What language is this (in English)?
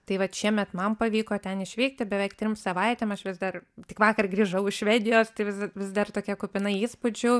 Lithuanian